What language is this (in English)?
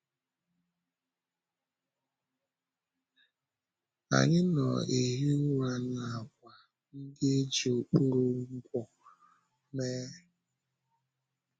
Igbo